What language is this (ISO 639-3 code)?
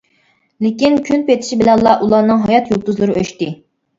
uig